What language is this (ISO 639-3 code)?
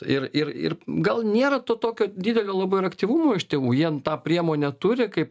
lit